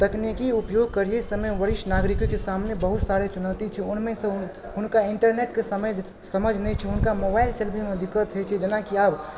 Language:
Maithili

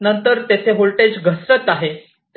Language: Marathi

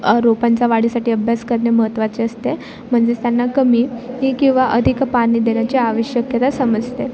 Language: Marathi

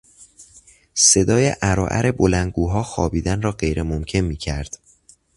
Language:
Persian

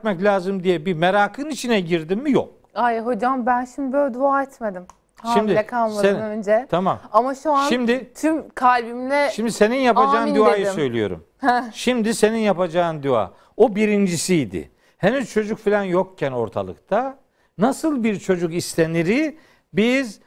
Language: Turkish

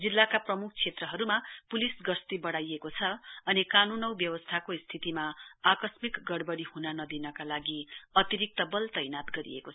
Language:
Nepali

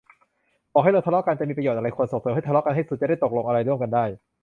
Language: Thai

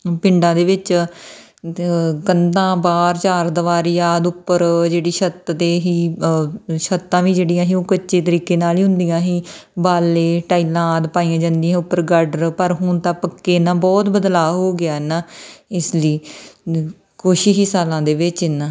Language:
Punjabi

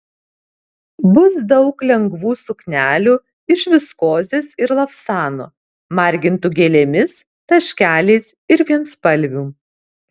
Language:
Lithuanian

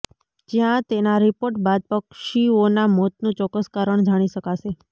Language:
Gujarati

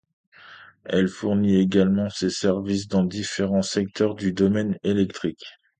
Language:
French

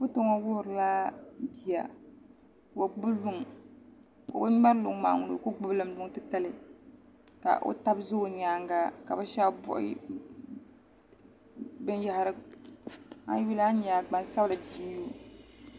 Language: Dagbani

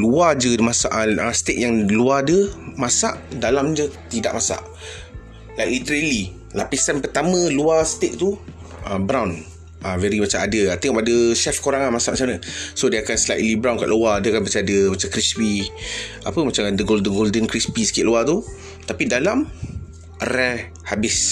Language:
Malay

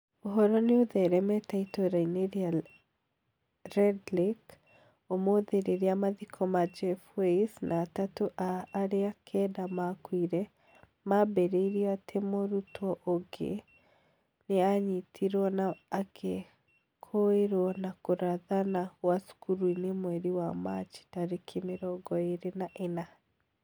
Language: Kikuyu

